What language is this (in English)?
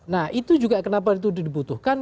Indonesian